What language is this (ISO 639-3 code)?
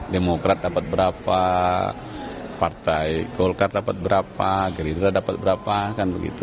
ind